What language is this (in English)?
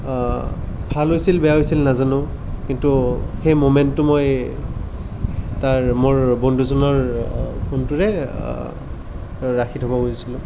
Assamese